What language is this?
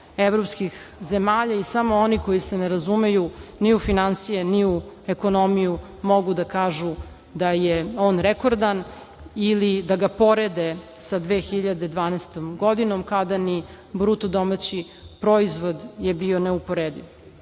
Serbian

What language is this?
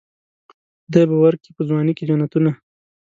Pashto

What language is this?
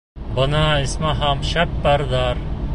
Bashkir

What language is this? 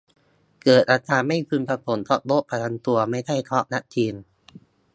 Thai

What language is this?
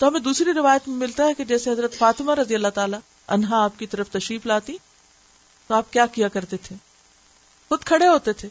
Urdu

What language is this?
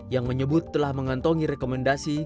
Indonesian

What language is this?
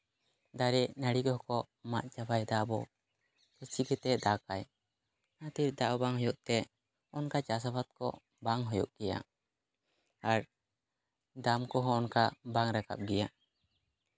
Santali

